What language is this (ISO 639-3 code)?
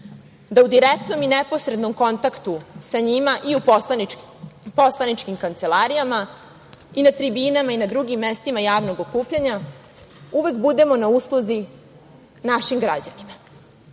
srp